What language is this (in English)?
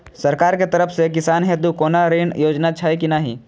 Maithili